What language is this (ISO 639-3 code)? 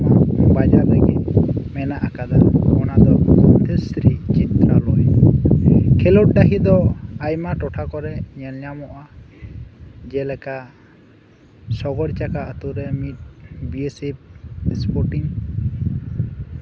sat